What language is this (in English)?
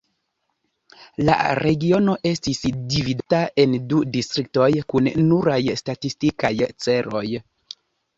Esperanto